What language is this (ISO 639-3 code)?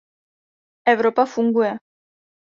ces